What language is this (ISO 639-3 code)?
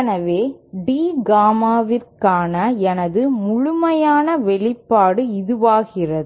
tam